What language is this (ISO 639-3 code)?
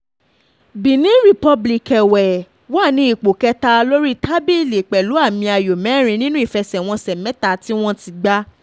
yor